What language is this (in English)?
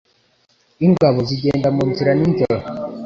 Kinyarwanda